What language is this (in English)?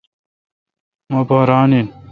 Kalkoti